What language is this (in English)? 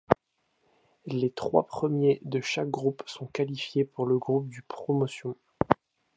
French